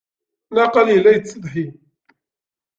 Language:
Kabyle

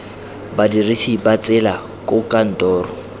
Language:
Tswana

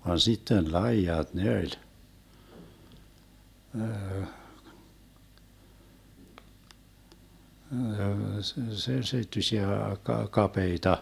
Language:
Finnish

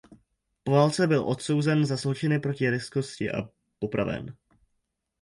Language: Czech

